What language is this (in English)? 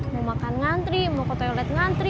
Indonesian